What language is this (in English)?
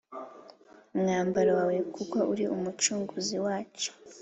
Kinyarwanda